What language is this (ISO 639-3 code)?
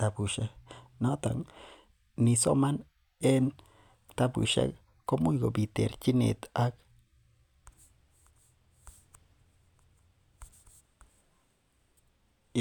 kln